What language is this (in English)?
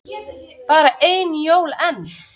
Icelandic